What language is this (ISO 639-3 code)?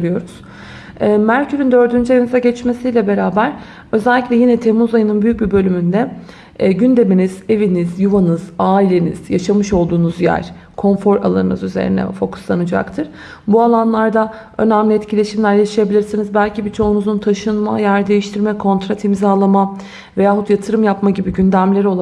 tur